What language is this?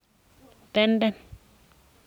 Kalenjin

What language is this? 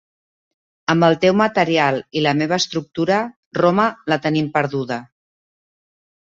Catalan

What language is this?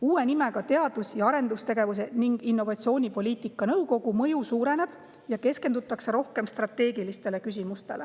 Estonian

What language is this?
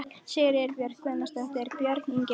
Icelandic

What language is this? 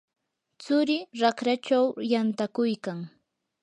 Yanahuanca Pasco Quechua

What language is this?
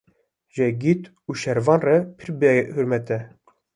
Kurdish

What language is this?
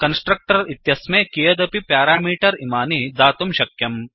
Sanskrit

